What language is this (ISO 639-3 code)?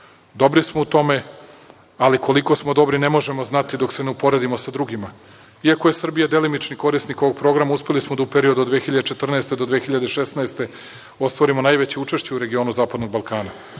srp